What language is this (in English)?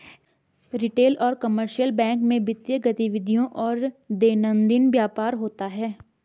Hindi